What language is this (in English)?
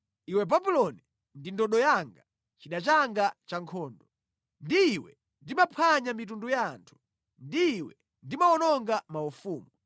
Nyanja